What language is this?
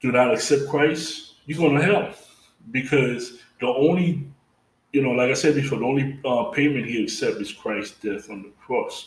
English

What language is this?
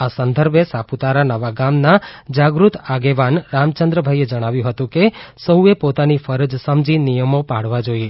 Gujarati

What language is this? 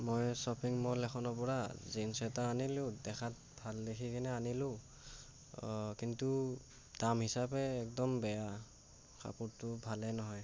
Assamese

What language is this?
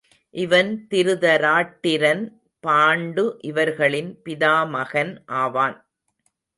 Tamil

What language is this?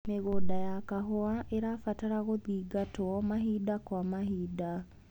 Kikuyu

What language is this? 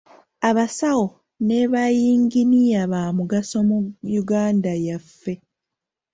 Ganda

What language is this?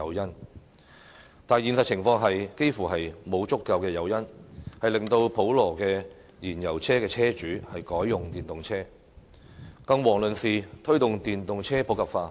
Cantonese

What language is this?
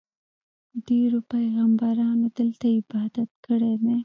Pashto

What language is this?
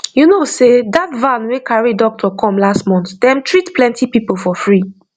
Nigerian Pidgin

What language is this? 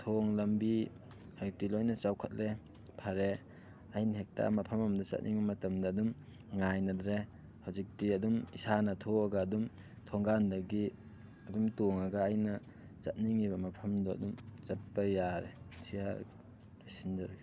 Manipuri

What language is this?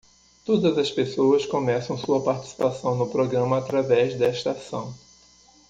Portuguese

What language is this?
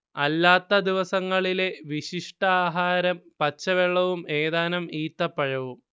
Malayalam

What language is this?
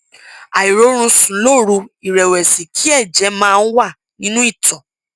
Yoruba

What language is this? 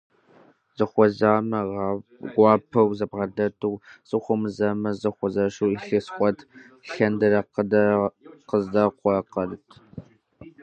Kabardian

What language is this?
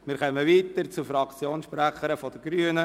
Swiss German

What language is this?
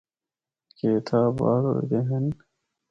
Northern Hindko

